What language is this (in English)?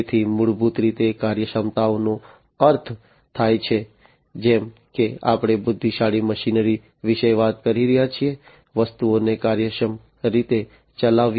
Gujarati